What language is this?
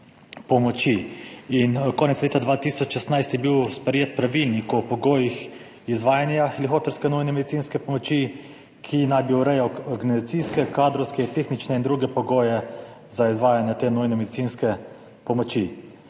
Slovenian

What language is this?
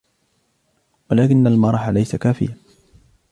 Arabic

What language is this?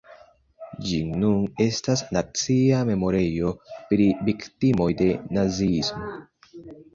Esperanto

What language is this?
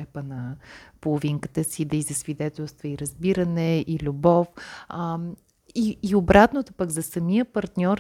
Bulgarian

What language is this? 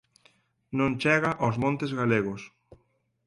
Galician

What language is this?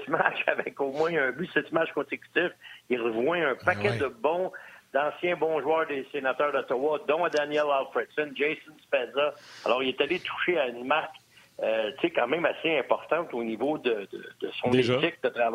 French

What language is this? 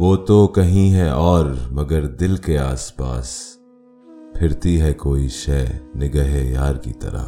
Urdu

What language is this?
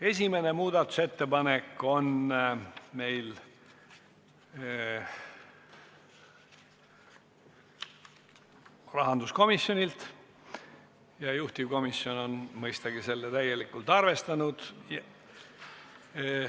Estonian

